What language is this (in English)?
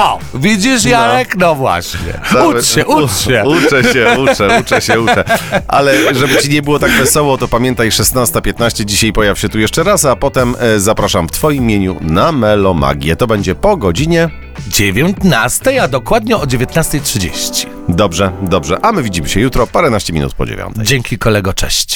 Polish